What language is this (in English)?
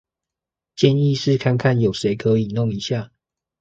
Chinese